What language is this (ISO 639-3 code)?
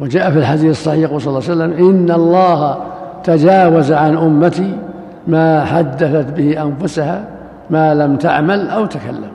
ara